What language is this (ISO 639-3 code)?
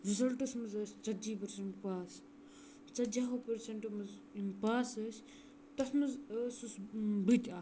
kas